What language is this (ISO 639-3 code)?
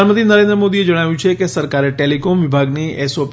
guj